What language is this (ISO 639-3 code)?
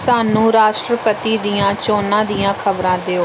pan